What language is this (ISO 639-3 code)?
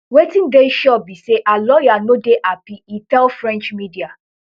pcm